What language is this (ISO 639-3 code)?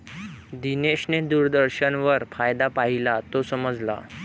mar